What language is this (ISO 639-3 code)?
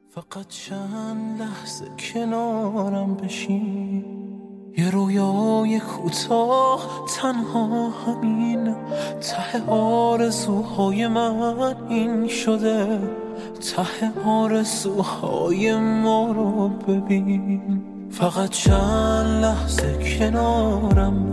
fas